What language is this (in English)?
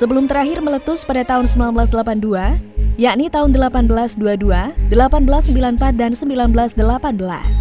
Indonesian